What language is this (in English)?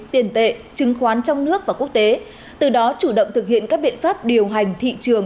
Vietnamese